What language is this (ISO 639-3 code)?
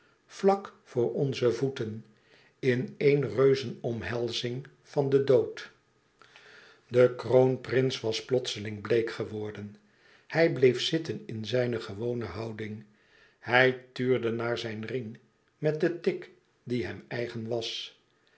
nld